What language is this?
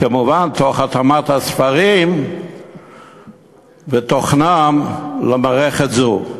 Hebrew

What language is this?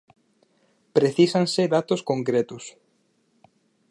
Galician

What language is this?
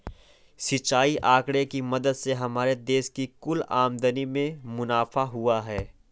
Hindi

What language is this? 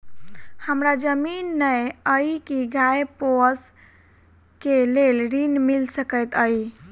Maithili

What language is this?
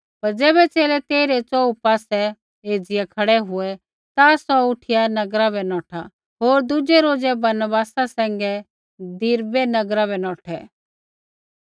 Kullu Pahari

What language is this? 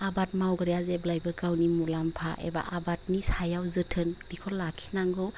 Bodo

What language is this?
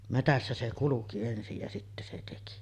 Finnish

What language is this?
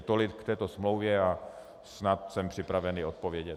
Czech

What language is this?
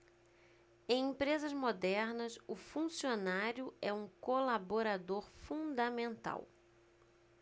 Portuguese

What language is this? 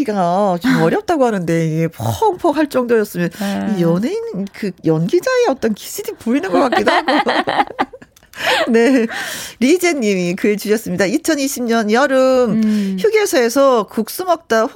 Korean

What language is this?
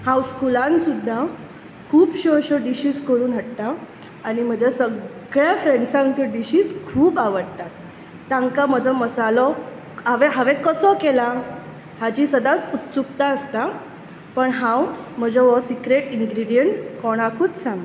Konkani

